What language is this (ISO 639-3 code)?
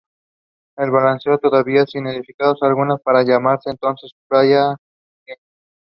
eng